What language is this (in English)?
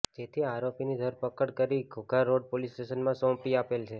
Gujarati